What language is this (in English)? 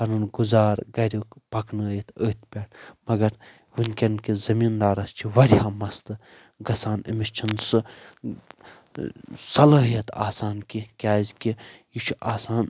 Kashmiri